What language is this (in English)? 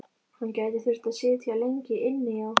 Icelandic